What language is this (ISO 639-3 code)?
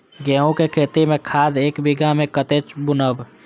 mai